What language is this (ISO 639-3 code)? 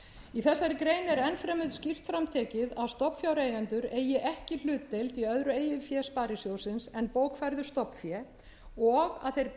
isl